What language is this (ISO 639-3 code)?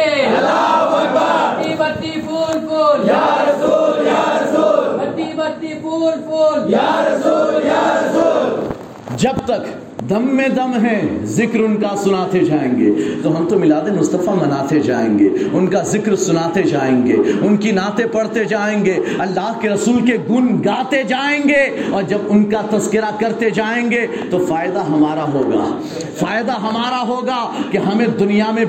urd